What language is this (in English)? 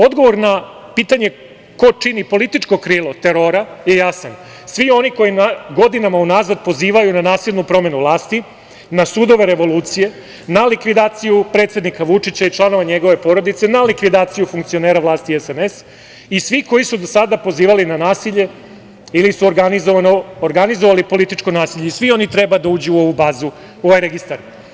Serbian